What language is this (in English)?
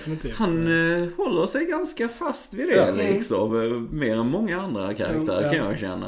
Swedish